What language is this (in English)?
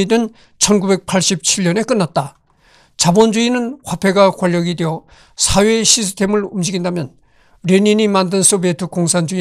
Korean